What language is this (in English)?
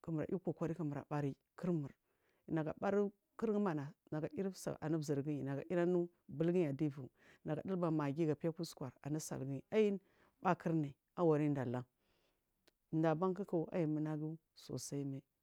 Marghi South